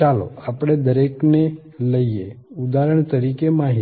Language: Gujarati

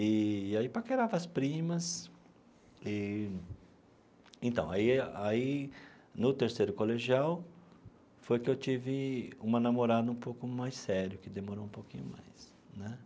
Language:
Portuguese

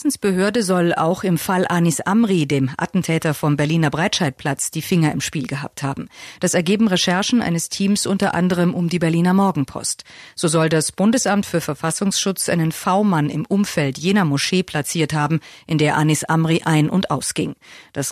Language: German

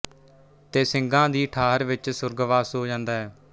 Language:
Punjabi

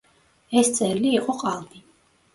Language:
Georgian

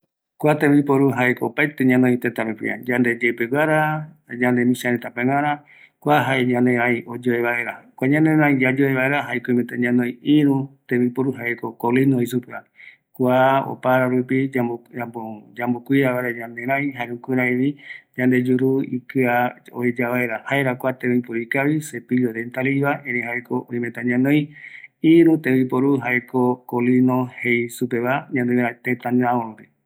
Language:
Eastern Bolivian Guaraní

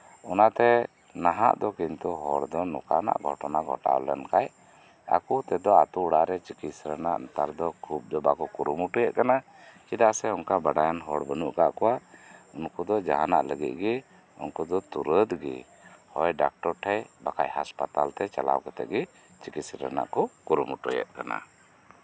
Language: Santali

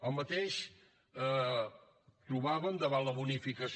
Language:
Catalan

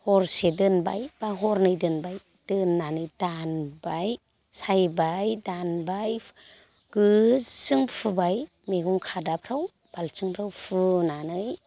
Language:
Bodo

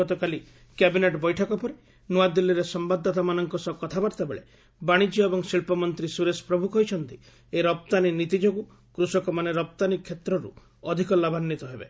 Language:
Odia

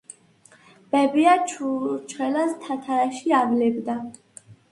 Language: Georgian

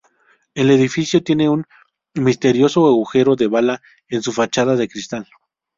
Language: Spanish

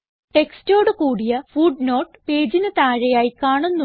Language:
Malayalam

